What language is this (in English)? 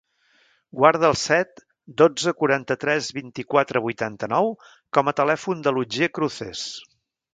Catalan